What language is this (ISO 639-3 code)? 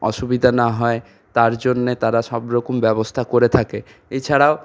ben